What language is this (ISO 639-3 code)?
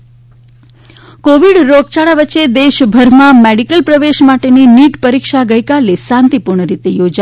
guj